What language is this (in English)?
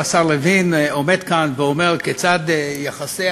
Hebrew